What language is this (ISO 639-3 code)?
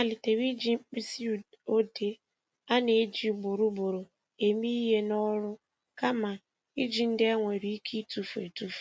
ibo